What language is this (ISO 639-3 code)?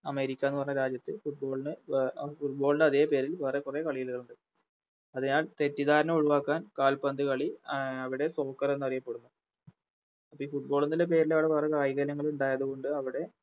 mal